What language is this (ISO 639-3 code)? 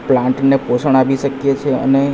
guj